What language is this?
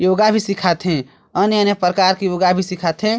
Chhattisgarhi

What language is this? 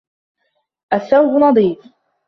Arabic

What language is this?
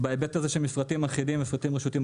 Hebrew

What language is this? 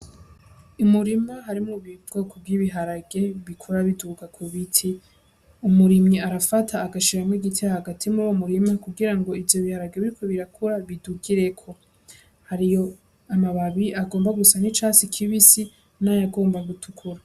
Rundi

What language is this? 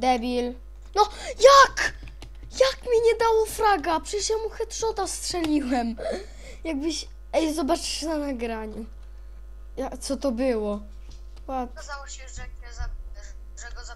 Polish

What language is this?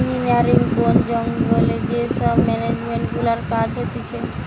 Bangla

